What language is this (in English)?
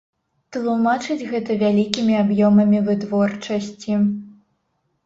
Belarusian